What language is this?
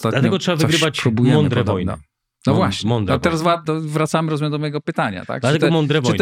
Polish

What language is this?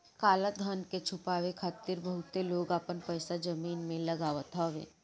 Bhojpuri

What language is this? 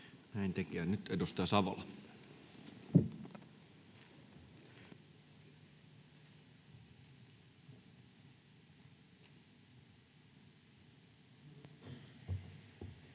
Finnish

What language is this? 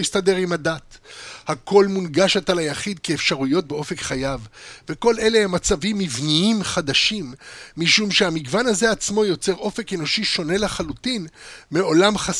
Hebrew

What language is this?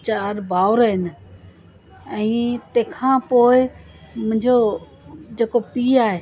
Sindhi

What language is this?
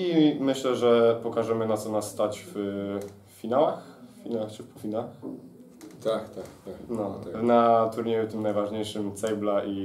Polish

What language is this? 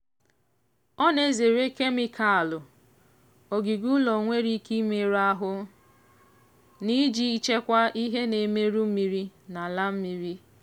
Igbo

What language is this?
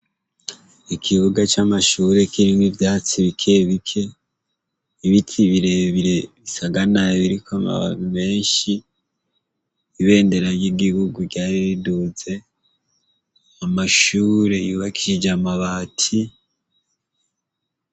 Rundi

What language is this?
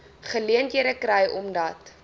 Afrikaans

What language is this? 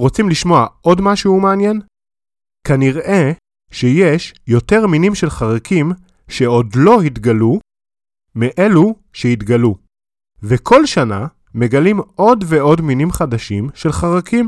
Hebrew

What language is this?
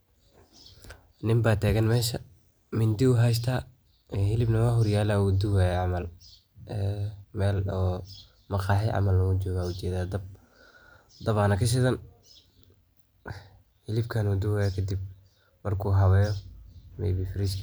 Somali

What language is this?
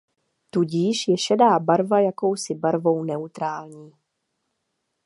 Czech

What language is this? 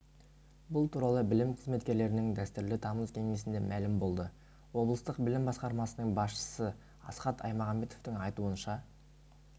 Kazakh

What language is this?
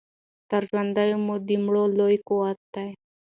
Pashto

